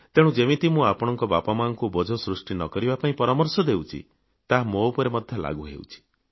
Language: Odia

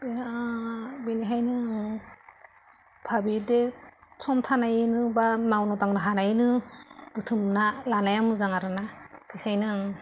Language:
Bodo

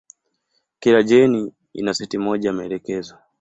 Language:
Swahili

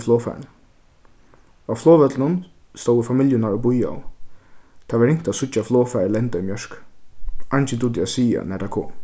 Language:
Faroese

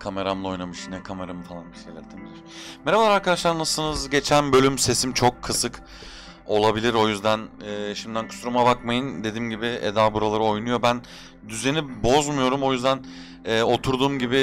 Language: Turkish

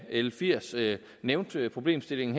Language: Danish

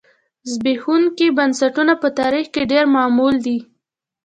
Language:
Pashto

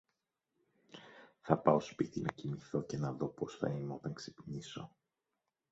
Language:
Greek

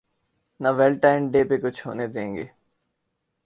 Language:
Urdu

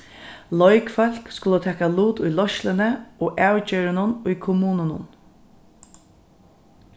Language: Faroese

